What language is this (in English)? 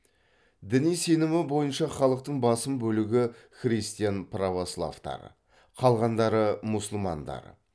Kazakh